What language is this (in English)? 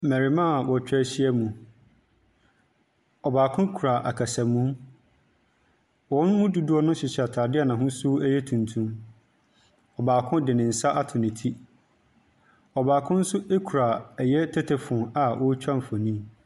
Akan